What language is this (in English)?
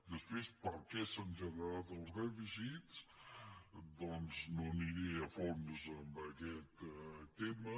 Catalan